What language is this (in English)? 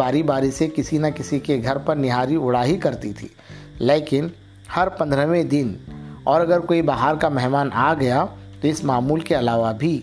Urdu